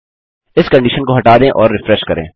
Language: Hindi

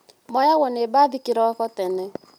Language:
Kikuyu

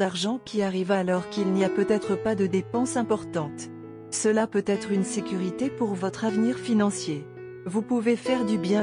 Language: French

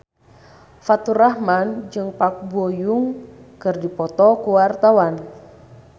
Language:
Sundanese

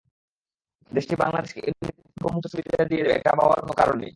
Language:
Bangla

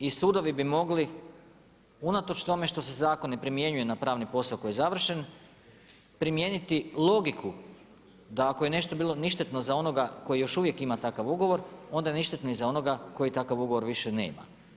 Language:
Croatian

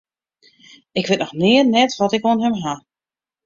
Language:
Western Frisian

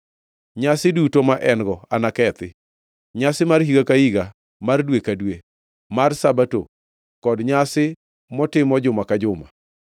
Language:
Luo (Kenya and Tanzania)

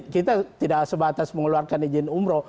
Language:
Indonesian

